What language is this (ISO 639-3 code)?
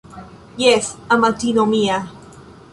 epo